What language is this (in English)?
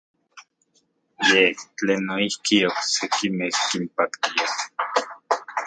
Central Puebla Nahuatl